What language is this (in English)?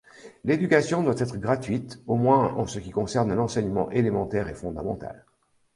French